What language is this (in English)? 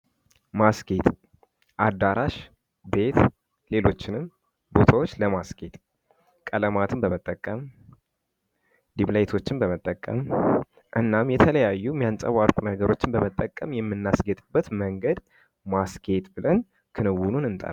Amharic